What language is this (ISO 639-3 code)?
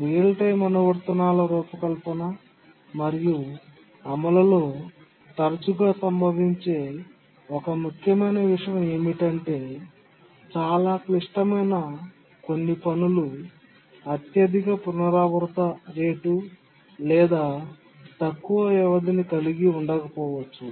tel